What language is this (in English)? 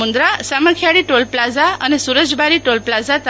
Gujarati